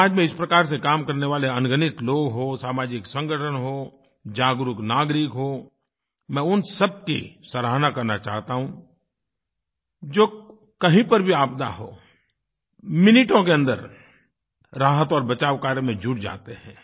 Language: Hindi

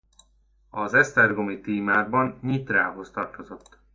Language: Hungarian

